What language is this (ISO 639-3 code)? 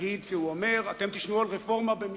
heb